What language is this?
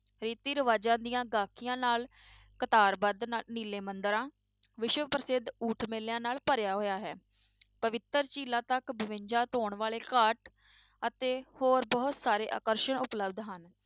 Punjabi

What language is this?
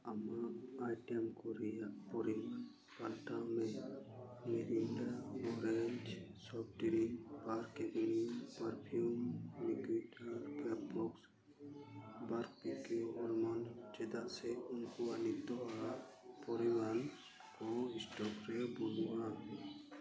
Santali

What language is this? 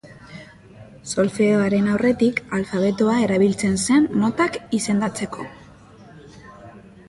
Basque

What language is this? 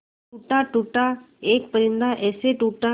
Hindi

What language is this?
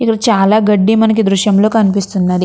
Telugu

